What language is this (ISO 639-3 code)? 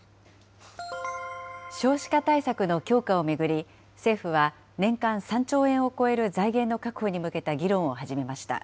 jpn